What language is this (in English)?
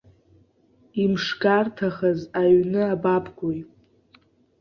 Abkhazian